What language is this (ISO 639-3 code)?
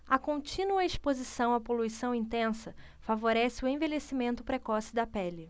por